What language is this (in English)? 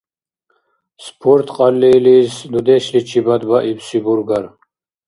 Dargwa